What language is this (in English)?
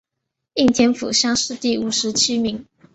Chinese